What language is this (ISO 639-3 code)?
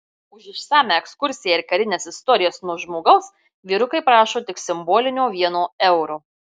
lit